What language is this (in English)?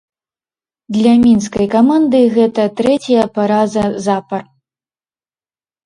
Belarusian